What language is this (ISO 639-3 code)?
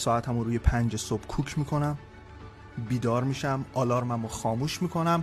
fas